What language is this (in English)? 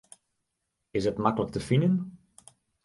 Western Frisian